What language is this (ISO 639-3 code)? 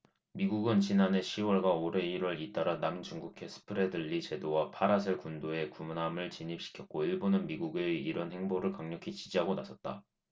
kor